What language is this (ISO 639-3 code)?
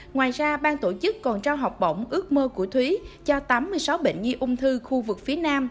vie